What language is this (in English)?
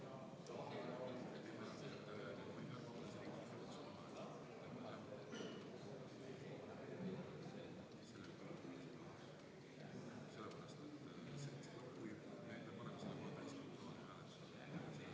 Estonian